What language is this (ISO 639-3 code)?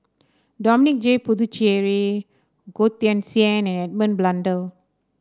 eng